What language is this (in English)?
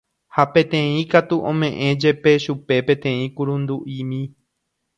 Guarani